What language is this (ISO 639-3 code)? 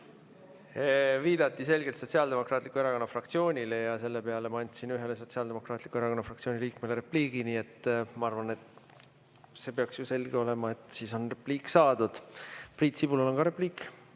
est